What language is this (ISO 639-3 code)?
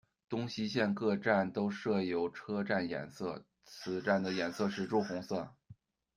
zho